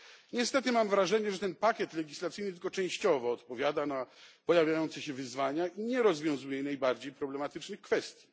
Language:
Polish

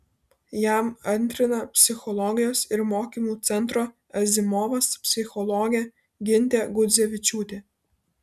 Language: Lithuanian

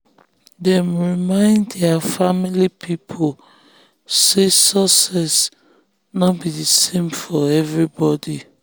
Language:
Nigerian Pidgin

